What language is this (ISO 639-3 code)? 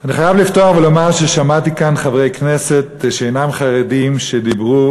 heb